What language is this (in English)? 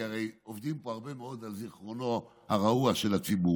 Hebrew